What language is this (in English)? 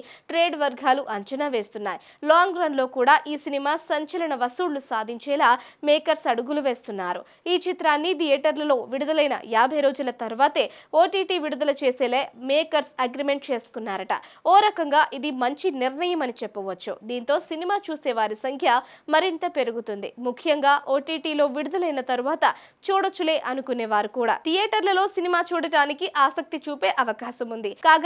Telugu